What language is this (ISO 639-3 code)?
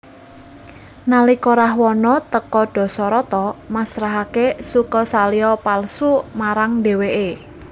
jav